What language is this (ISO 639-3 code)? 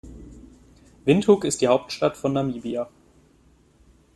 deu